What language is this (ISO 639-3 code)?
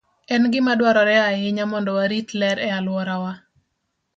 luo